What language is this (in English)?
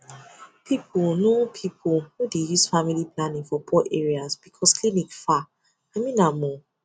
Nigerian Pidgin